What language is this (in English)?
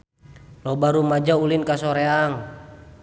Sundanese